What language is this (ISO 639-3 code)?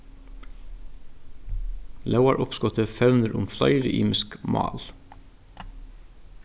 fao